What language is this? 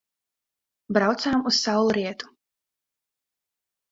Latvian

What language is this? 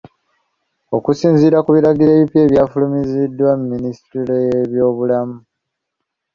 Ganda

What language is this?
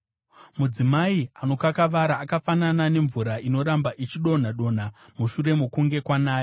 Shona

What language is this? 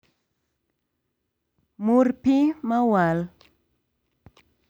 Luo (Kenya and Tanzania)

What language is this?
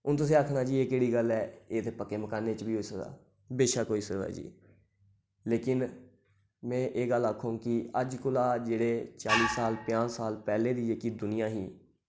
Dogri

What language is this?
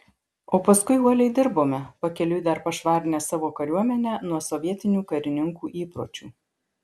Lithuanian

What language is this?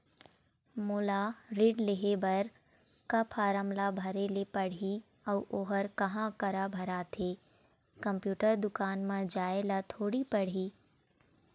Chhattisgarhi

